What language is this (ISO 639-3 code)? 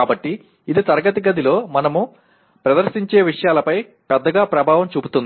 tel